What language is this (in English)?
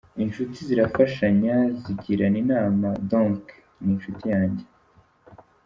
Kinyarwanda